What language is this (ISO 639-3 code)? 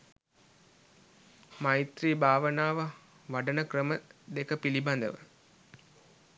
sin